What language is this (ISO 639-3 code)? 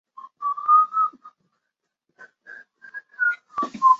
zho